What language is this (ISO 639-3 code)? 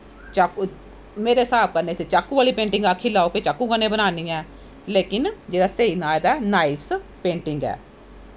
doi